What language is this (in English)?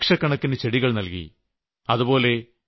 Malayalam